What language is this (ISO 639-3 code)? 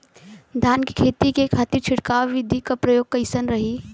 bho